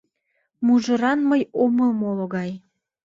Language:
Mari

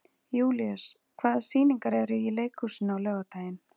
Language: Icelandic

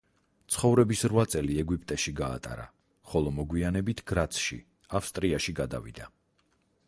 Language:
Georgian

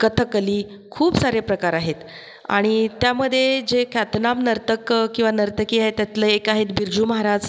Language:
Marathi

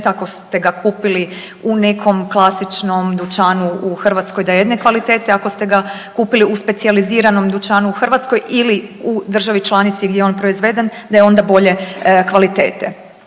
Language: Croatian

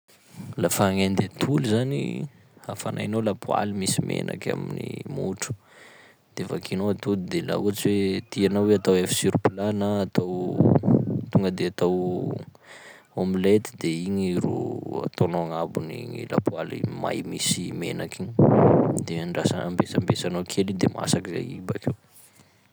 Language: Sakalava Malagasy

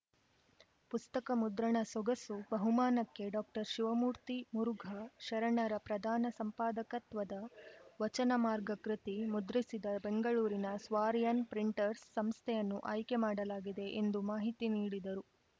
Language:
Kannada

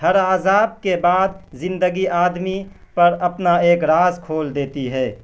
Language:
Urdu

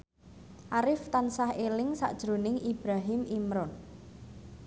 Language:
Javanese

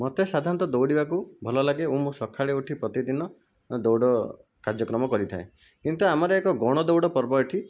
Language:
Odia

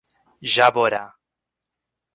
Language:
Portuguese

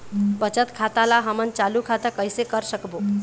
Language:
Chhattisgarhi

